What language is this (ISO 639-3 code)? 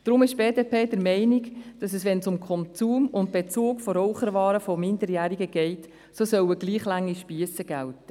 gsw